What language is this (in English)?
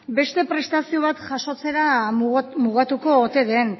Basque